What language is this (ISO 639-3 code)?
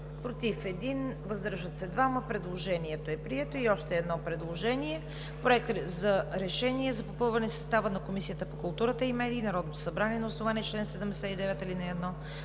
bul